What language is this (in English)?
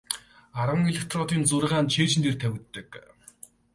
Mongolian